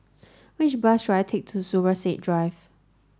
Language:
English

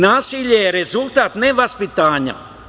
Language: Serbian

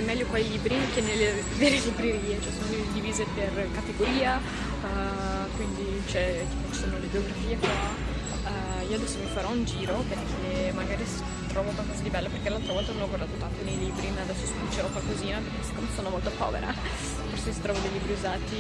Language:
Italian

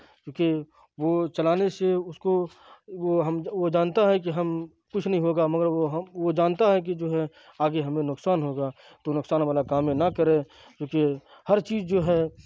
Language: Urdu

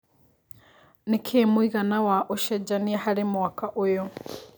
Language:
Kikuyu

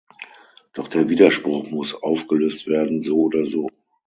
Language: German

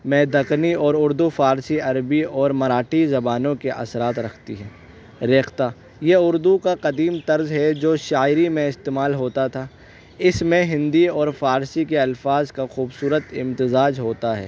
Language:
Urdu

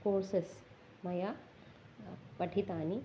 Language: Sanskrit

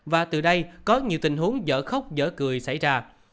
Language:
Vietnamese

